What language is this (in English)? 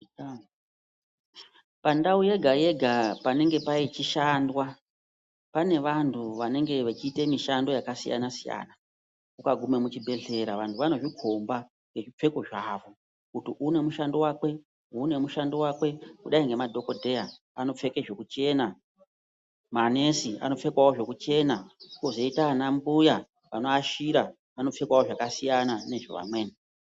Ndau